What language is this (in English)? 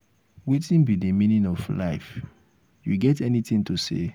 Nigerian Pidgin